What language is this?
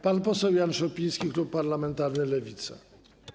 Polish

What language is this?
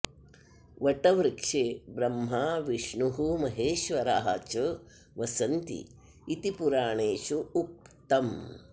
Sanskrit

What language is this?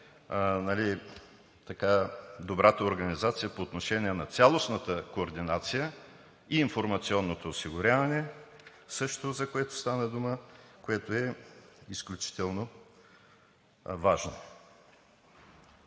Bulgarian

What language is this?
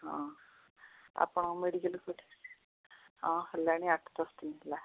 Odia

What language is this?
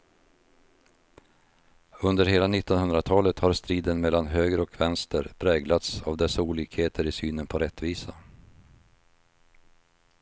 Swedish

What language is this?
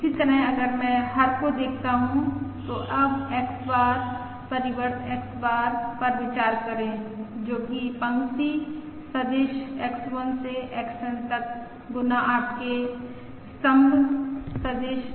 Hindi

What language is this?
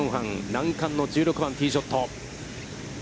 Japanese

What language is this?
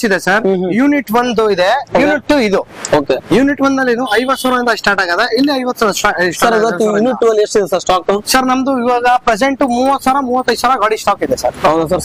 Kannada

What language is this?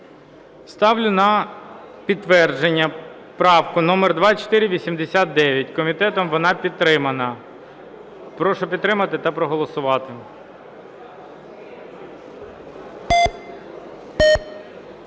Ukrainian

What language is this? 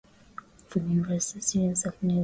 Swahili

